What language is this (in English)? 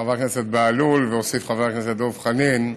Hebrew